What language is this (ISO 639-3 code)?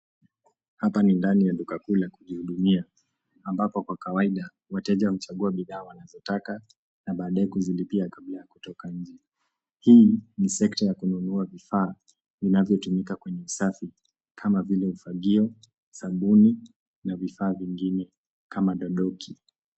swa